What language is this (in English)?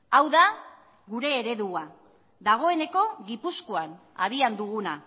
Basque